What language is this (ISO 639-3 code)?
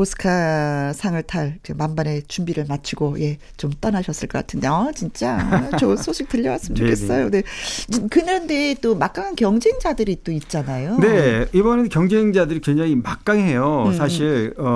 kor